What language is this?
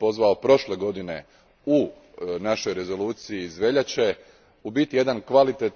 Croatian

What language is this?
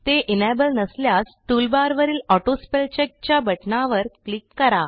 Marathi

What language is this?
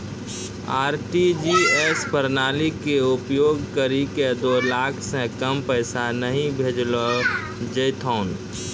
Maithili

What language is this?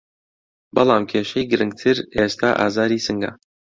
Central Kurdish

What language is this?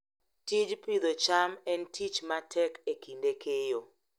Luo (Kenya and Tanzania)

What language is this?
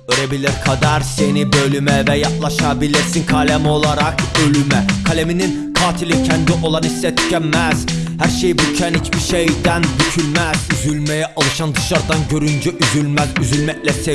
Turkish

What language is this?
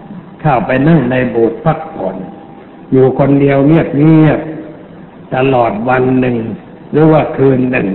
Thai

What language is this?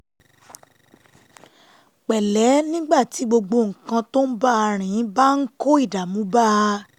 Yoruba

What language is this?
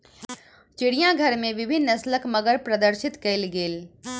Maithili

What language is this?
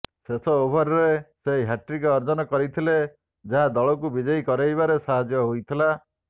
Odia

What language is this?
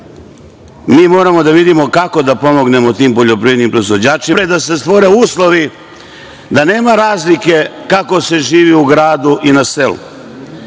Serbian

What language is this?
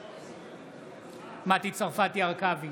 Hebrew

